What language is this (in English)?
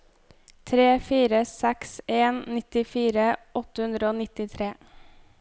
Norwegian